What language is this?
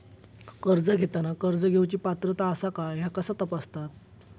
Marathi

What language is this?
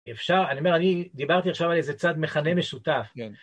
Hebrew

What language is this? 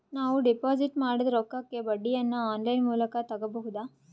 Kannada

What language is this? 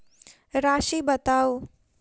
Maithili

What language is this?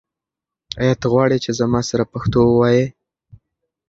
Pashto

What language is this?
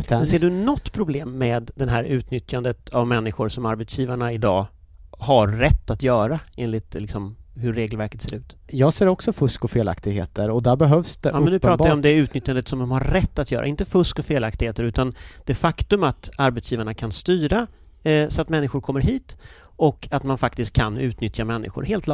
Swedish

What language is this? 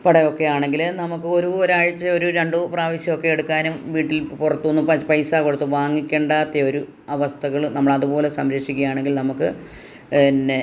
Malayalam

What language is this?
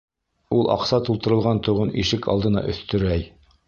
Bashkir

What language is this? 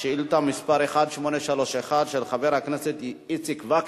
Hebrew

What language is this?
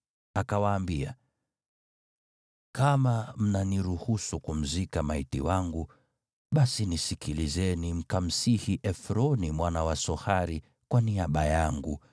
Swahili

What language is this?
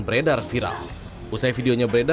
Indonesian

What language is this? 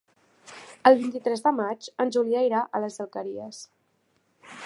Catalan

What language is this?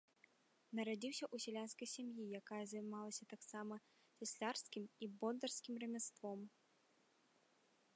Belarusian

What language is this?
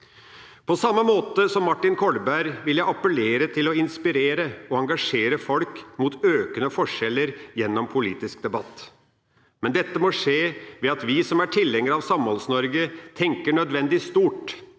Norwegian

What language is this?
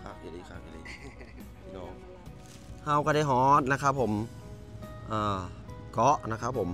Thai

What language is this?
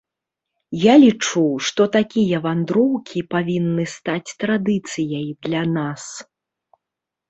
Belarusian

